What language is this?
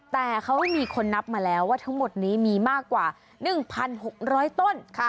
Thai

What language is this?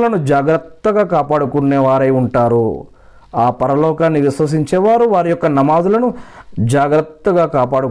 Telugu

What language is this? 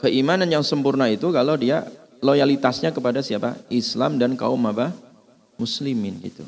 Indonesian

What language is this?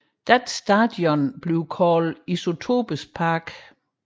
Danish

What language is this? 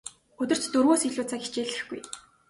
Mongolian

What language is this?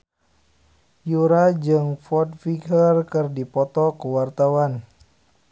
Sundanese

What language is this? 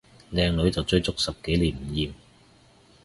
Cantonese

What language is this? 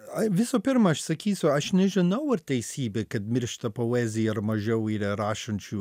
Lithuanian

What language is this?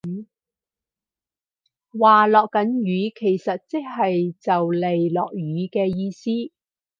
Cantonese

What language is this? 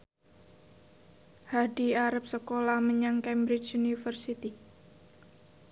Javanese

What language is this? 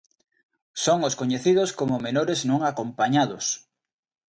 Galician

